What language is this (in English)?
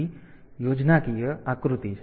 Gujarati